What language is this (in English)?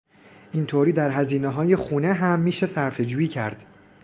Persian